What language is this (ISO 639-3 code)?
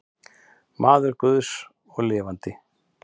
isl